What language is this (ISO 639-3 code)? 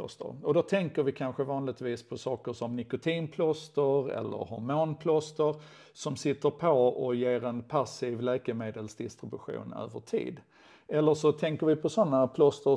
swe